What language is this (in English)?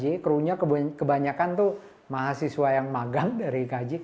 Indonesian